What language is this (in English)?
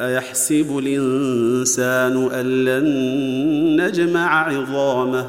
Arabic